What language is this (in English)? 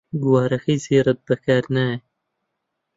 Central Kurdish